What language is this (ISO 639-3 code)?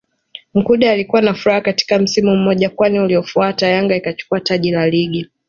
swa